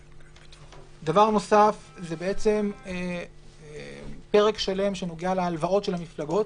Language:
Hebrew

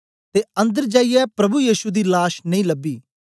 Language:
Dogri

